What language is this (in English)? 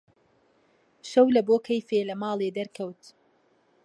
Central Kurdish